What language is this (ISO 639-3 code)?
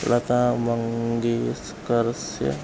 san